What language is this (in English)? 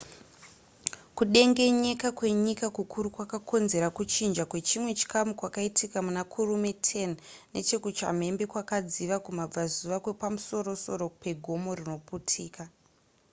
Shona